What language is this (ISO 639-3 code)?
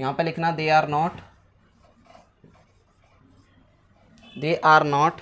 hin